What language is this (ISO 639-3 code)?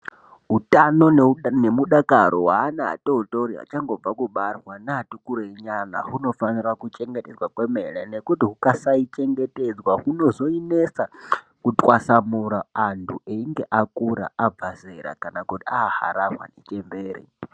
ndc